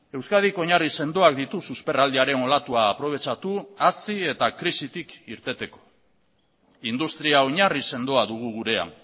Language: Basque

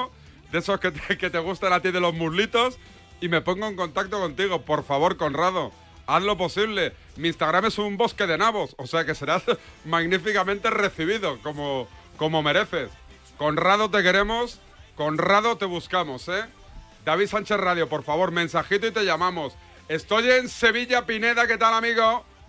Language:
Spanish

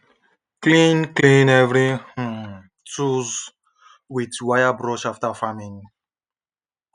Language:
Nigerian Pidgin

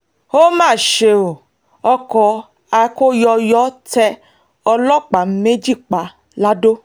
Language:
Yoruba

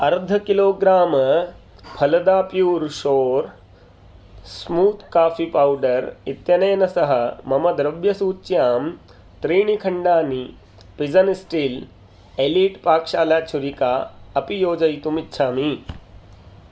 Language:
Sanskrit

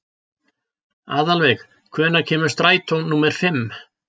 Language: Icelandic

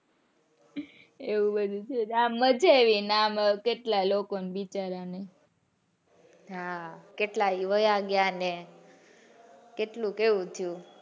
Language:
Gujarati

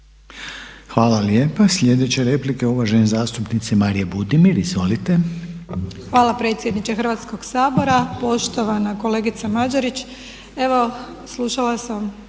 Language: Croatian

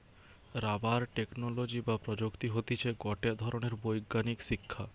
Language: Bangla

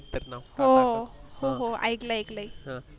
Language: Marathi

